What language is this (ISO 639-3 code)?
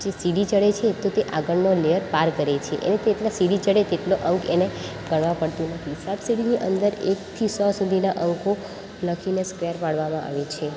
guj